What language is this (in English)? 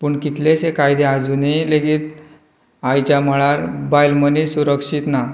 Konkani